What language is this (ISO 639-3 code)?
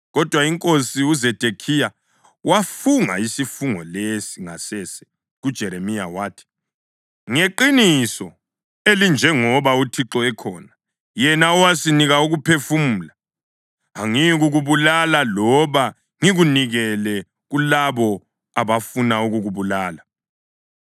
nde